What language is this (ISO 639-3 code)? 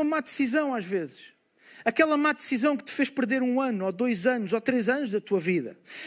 por